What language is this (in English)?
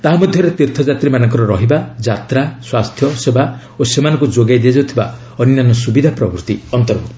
Odia